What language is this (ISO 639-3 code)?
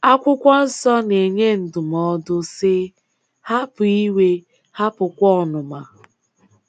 ibo